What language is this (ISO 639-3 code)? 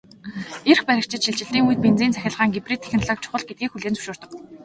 mon